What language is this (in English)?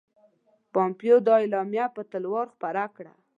Pashto